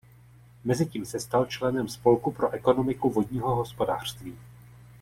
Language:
Czech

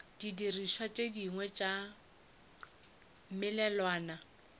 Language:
Northern Sotho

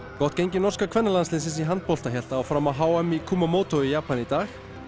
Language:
Icelandic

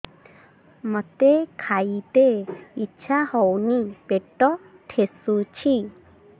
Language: Odia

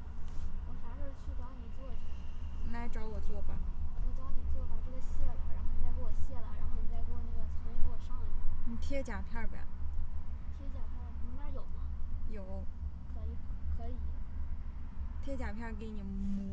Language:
Chinese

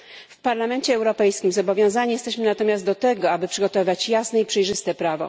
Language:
Polish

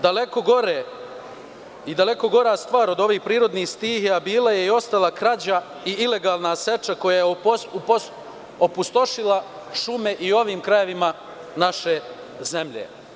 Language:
Serbian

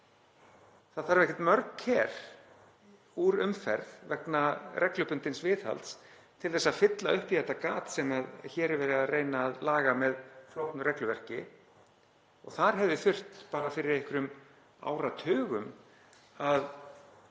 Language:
Icelandic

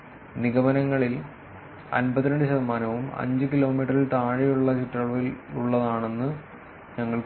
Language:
Malayalam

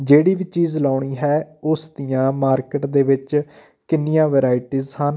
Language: Punjabi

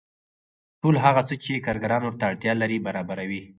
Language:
Pashto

